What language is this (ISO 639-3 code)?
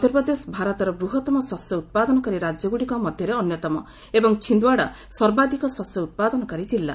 ori